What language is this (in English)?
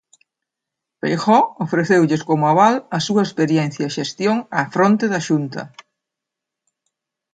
Galician